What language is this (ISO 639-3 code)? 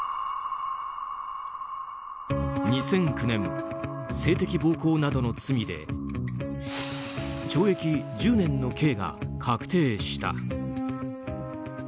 jpn